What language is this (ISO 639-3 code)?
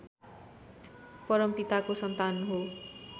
nep